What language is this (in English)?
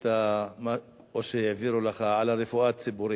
Hebrew